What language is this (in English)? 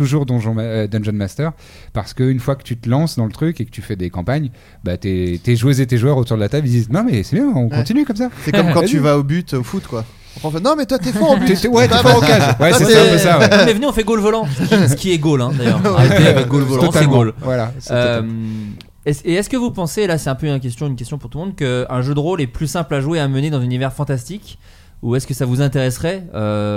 French